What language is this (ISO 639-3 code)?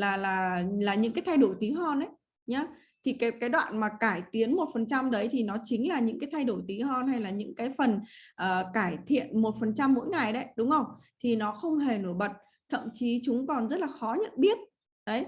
vie